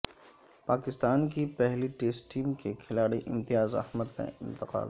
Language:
Urdu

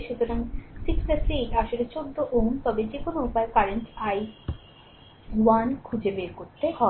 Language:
Bangla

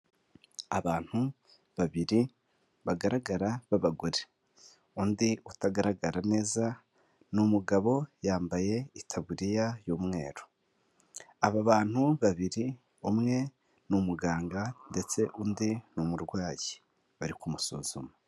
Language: Kinyarwanda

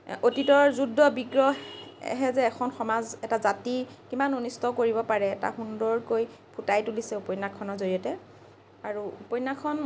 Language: Assamese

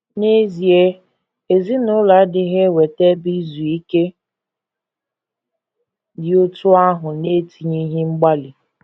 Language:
Igbo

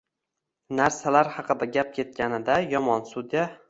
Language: Uzbek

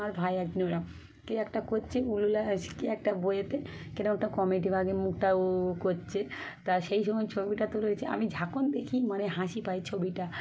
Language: Bangla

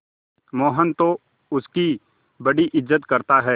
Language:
Hindi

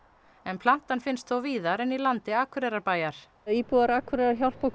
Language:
Icelandic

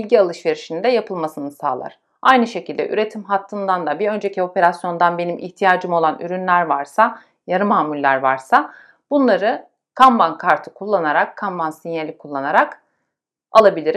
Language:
Turkish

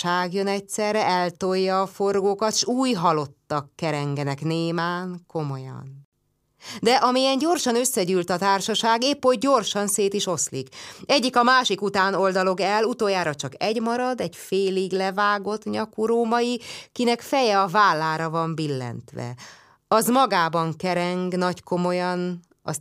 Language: Hungarian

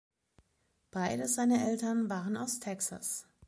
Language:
German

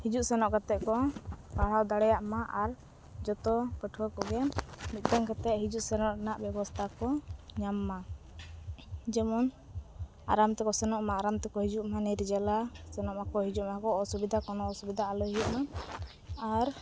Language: Santali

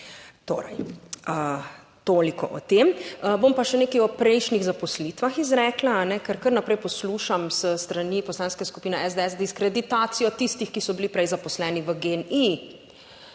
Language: Slovenian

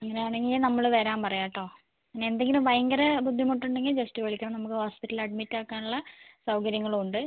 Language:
Malayalam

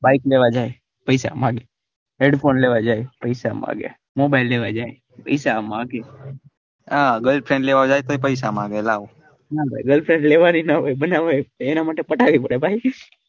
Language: Gujarati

